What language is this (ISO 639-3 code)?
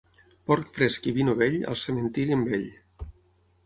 cat